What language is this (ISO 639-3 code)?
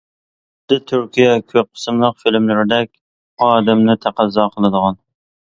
uig